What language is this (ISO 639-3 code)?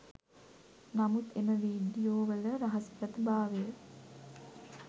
sin